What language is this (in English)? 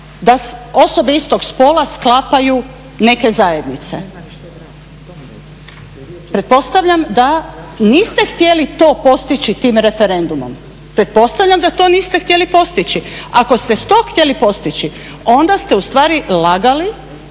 Croatian